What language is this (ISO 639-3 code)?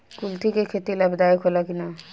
bho